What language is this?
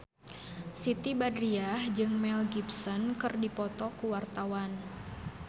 Sundanese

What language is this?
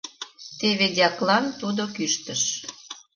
Mari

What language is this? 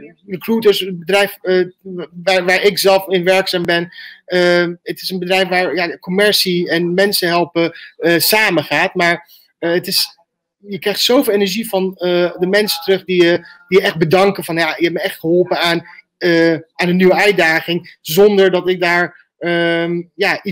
Dutch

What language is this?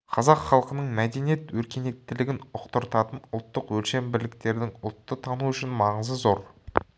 Kazakh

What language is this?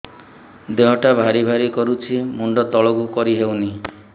Odia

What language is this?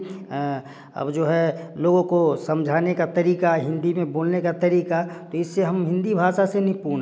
Hindi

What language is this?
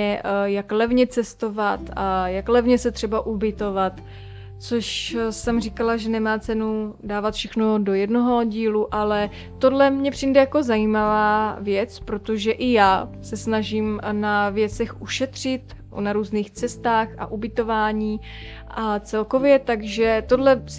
Czech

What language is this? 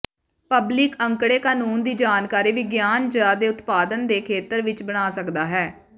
Punjabi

